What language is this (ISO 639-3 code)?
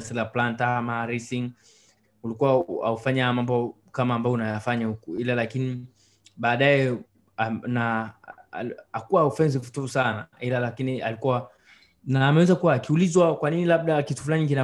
swa